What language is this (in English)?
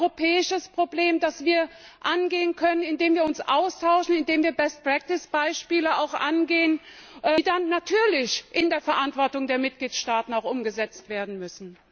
German